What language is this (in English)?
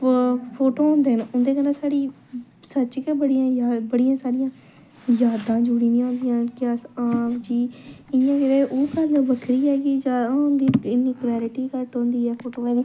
Dogri